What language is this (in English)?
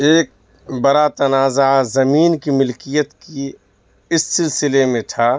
Urdu